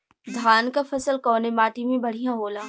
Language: Bhojpuri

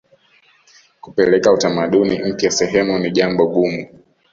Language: Swahili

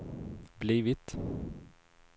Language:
Swedish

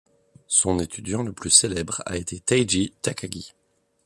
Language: French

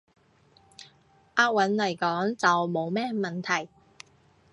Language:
Cantonese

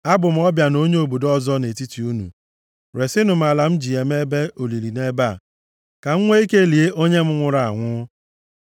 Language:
Igbo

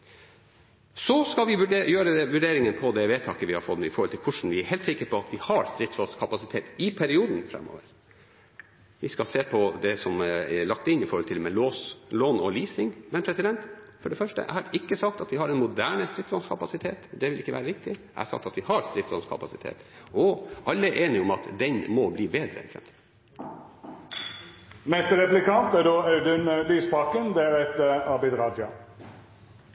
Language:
Norwegian Bokmål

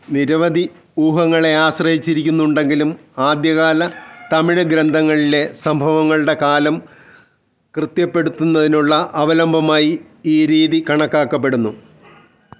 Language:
Malayalam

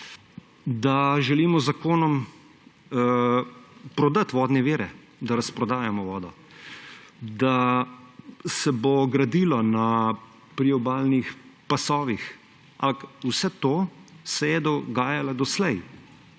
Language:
Slovenian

